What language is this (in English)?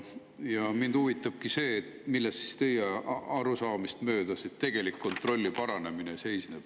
Estonian